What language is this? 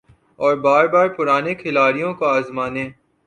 Urdu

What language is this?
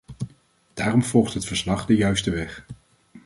Dutch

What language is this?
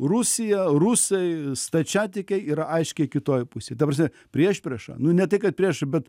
Lithuanian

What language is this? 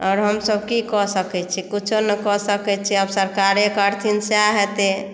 Maithili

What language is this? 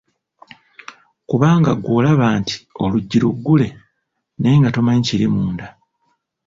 Ganda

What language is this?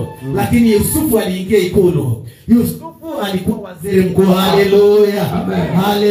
Swahili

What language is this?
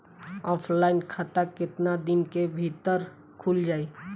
Bhojpuri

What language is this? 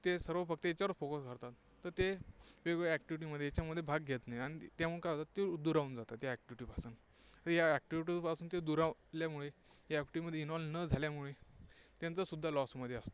Marathi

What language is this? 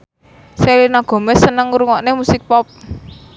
Javanese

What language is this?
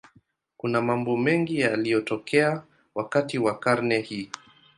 Swahili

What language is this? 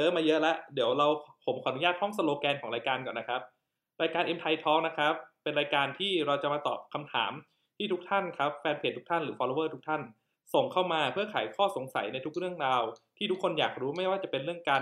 Thai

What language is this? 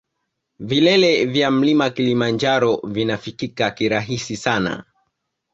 Swahili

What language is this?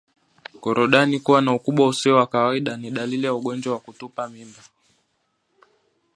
Swahili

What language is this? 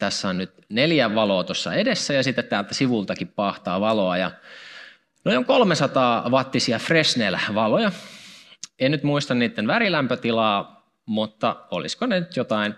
Finnish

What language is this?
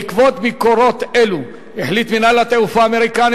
Hebrew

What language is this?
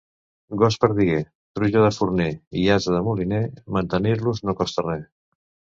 Catalan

